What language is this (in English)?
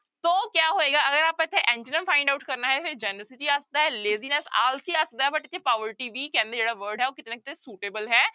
Punjabi